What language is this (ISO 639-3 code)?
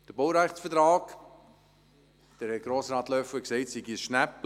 gsw